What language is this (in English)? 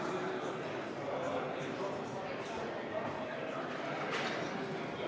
Estonian